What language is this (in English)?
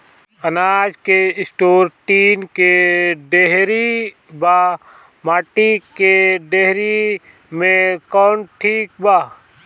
Bhojpuri